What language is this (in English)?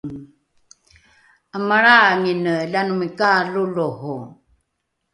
Rukai